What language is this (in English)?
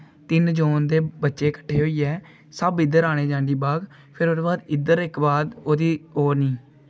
Dogri